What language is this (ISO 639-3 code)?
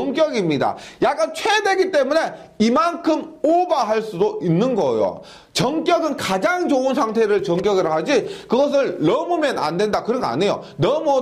kor